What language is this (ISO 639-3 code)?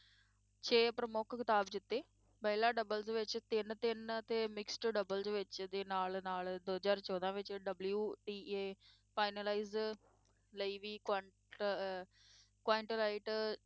pan